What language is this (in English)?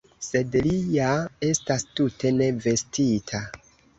Esperanto